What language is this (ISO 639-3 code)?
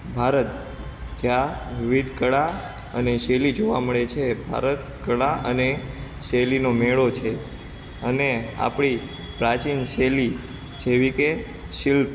guj